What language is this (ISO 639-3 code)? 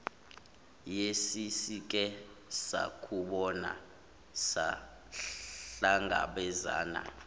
zul